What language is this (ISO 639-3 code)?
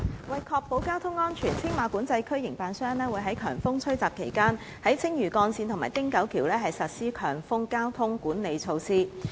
yue